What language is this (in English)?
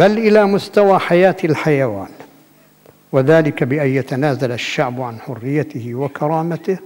Arabic